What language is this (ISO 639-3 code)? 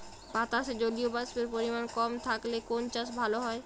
ben